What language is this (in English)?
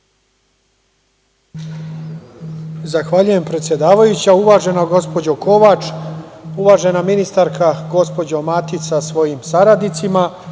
Serbian